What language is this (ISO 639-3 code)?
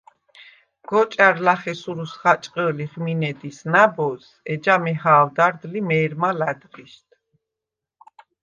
sva